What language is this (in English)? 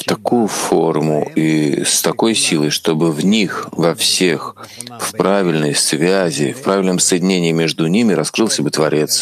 Russian